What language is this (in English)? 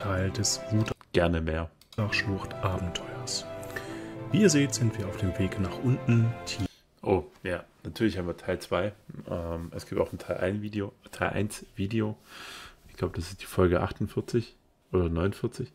German